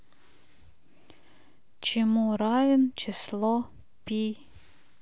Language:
Russian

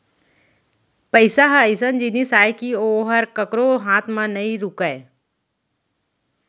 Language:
Chhattisgarhi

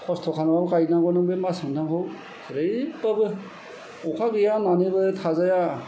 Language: Bodo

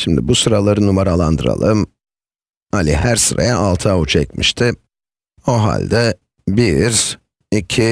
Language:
Turkish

